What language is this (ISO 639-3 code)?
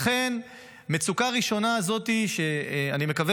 heb